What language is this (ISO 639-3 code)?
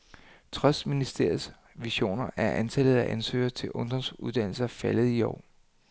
dan